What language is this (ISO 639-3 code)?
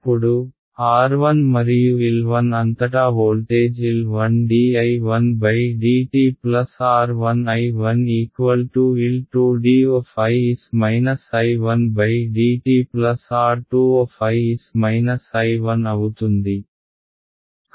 tel